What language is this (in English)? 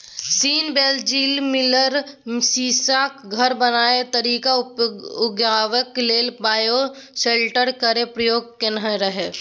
Maithili